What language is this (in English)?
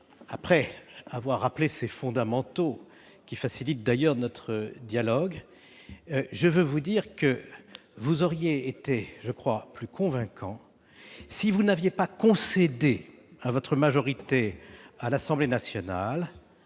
French